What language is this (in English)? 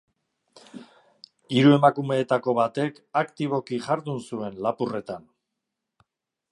Basque